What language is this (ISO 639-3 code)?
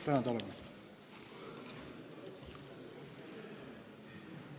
est